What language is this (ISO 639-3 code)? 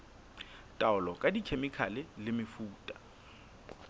sot